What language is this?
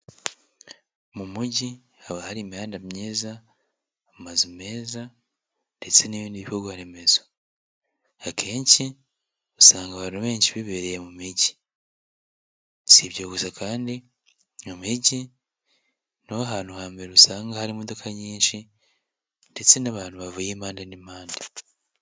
Kinyarwanda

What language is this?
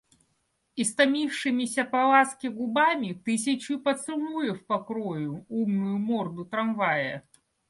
Russian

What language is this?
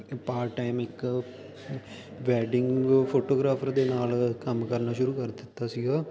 Punjabi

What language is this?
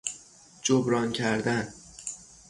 Persian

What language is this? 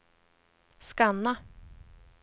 Swedish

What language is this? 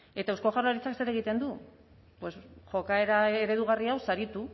Basque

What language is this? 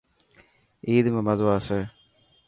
Dhatki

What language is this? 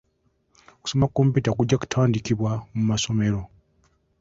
Ganda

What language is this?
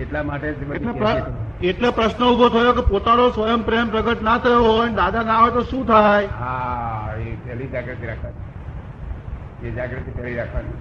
Gujarati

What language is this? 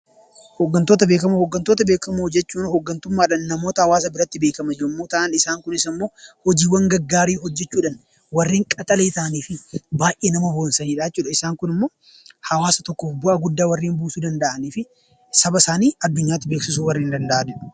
Oromo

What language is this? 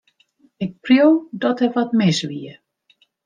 Western Frisian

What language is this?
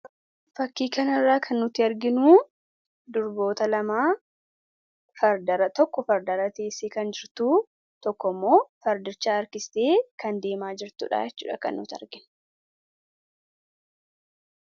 Oromo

